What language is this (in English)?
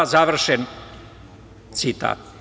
Serbian